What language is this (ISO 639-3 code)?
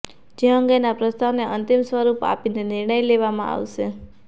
guj